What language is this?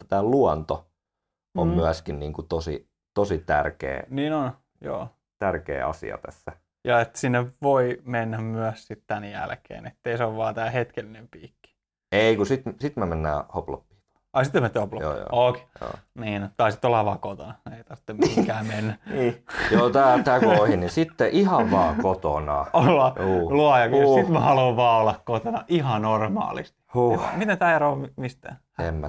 Finnish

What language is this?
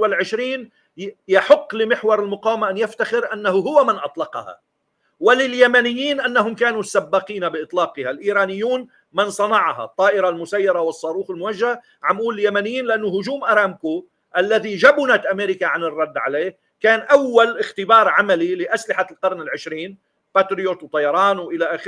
Arabic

